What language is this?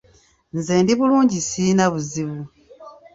Ganda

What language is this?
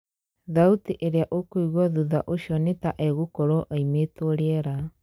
Kikuyu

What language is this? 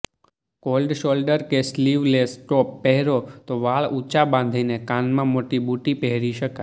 Gujarati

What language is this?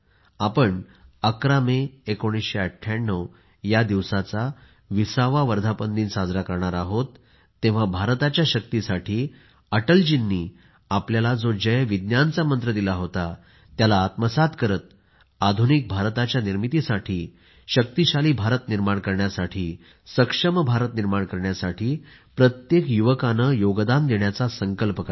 Marathi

